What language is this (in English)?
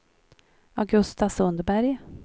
Swedish